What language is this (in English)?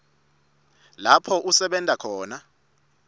Swati